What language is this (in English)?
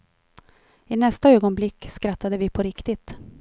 Swedish